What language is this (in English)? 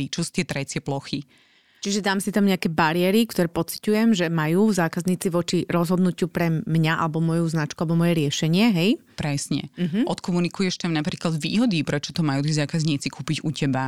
Slovak